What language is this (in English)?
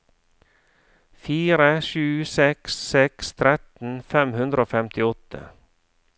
Norwegian